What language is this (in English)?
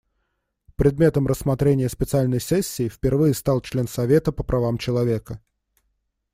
Russian